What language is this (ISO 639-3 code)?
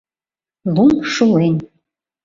chm